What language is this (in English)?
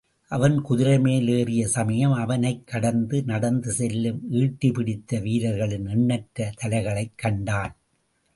Tamil